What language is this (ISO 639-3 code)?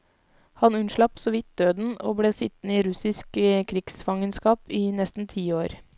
nor